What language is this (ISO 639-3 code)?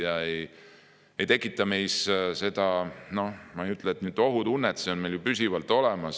est